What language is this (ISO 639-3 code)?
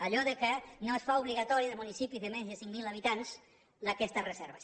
cat